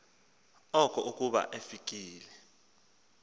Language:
Xhosa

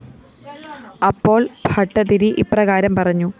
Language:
Malayalam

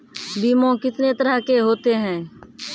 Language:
Maithili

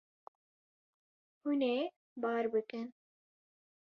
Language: Kurdish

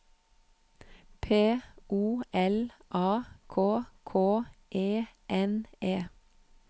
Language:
Norwegian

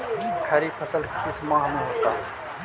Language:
Magahi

